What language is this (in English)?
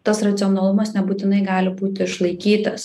Lithuanian